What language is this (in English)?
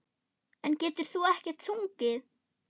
Icelandic